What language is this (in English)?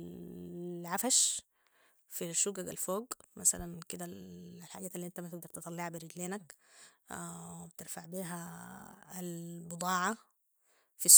Sudanese Arabic